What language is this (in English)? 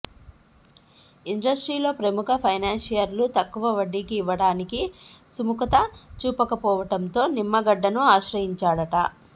Telugu